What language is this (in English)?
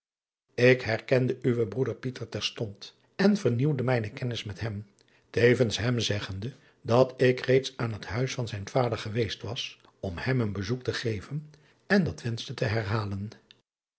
Dutch